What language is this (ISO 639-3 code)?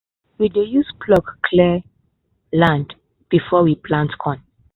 pcm